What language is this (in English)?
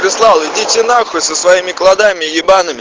Russian